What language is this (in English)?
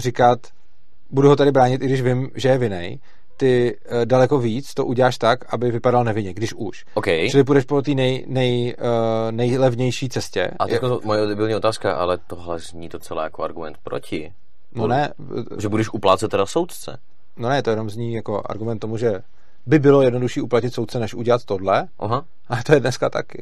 Czech